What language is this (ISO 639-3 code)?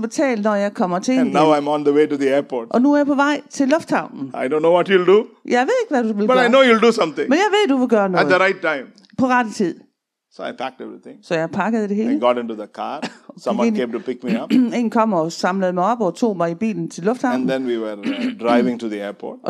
dan